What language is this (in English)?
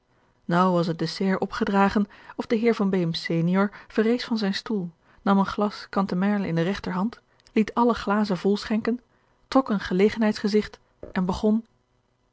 Dutch